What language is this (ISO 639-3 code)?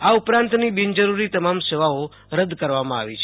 guj